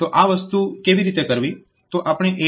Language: Gujarati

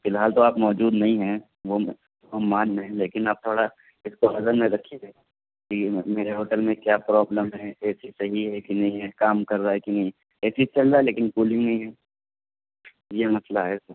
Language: Urdu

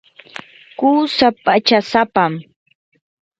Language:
Yanahuanca Pasco Quechua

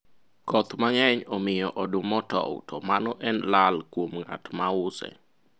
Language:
Luo (Kenya and Tanzania)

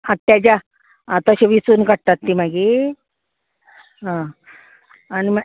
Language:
Konkani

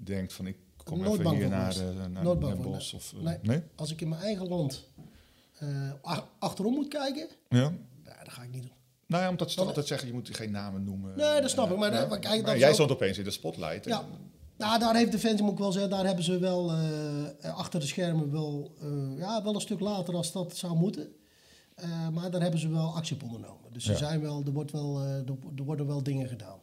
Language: Dutch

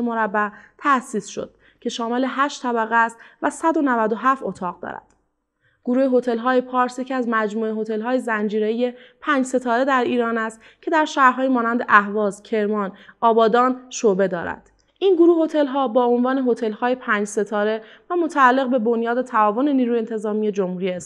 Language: Persian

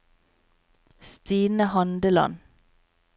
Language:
Norwegian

